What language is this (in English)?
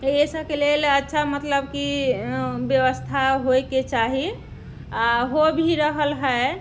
Maithili